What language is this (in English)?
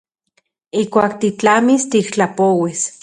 Central Puebla Nahuatl